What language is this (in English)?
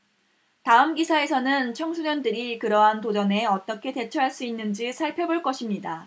Korean